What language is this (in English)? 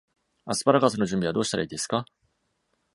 Japanese